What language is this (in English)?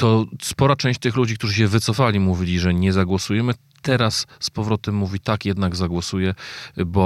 Polish